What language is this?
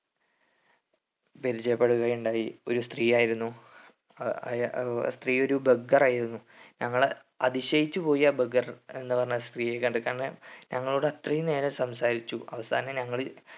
Malayalam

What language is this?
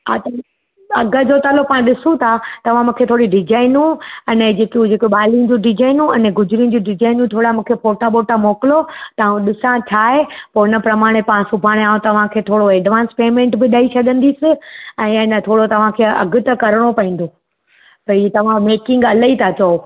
Sindhi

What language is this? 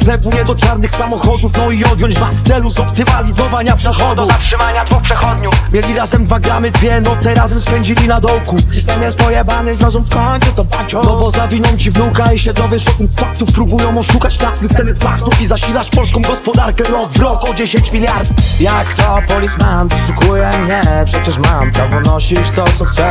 Polish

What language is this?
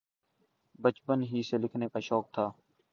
Urdu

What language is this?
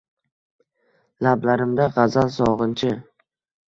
Uzbek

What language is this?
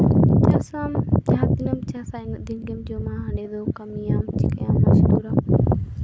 Santali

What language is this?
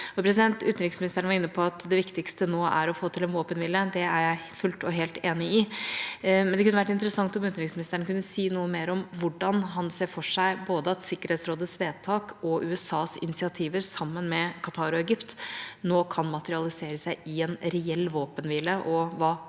Norwegian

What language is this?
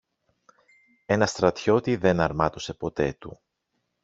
Greek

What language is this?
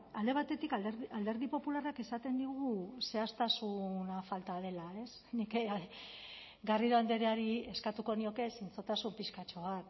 Basque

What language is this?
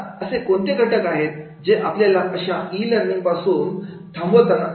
Marathi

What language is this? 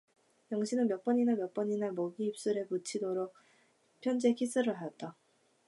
Korean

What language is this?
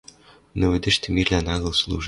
Western Mari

